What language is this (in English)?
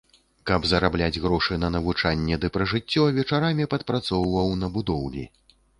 Belarusian